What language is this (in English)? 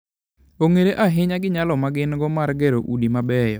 Luo (Kenya and Tanzania)